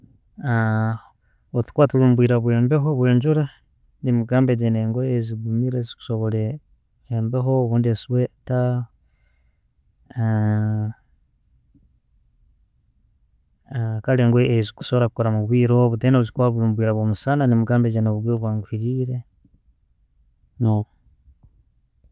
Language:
Tooro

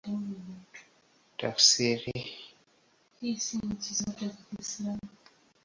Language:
Swahili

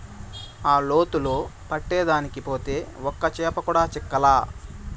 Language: Telugu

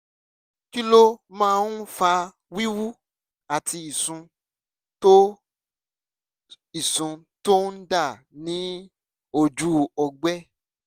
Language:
Yoruba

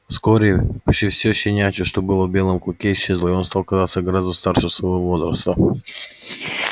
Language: Russian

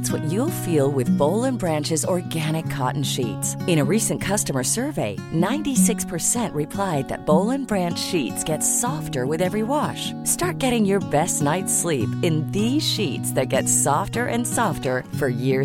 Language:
Swedish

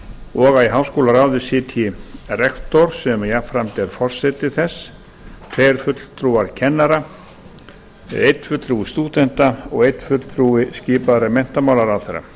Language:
Icelandic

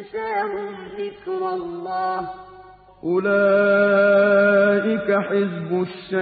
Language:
Arabic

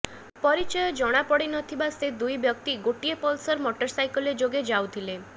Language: Odia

